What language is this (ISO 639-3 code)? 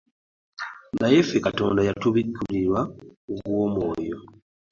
lug